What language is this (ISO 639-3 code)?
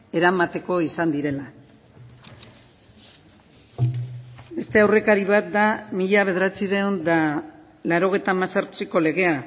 eus